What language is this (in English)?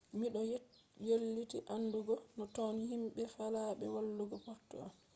Fula